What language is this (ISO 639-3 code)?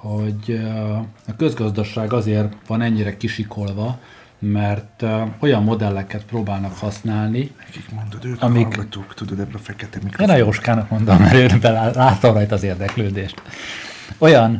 hun